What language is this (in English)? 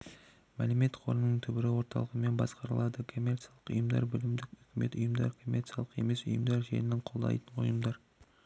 Kazakh